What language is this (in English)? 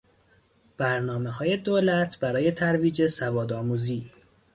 Persian